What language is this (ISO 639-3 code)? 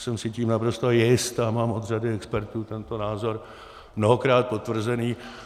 ces